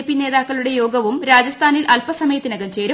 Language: Malayalam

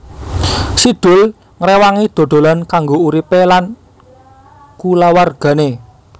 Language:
Javanese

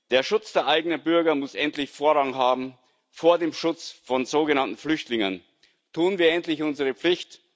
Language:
German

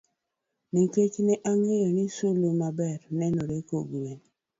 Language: Luo (Kenya and Tanzania)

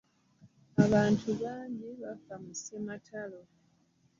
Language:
Ganda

